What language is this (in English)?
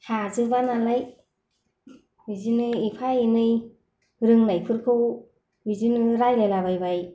Bodo